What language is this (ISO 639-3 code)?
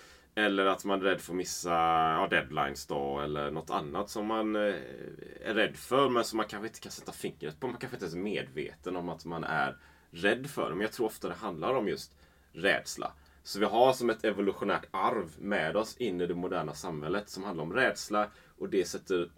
swe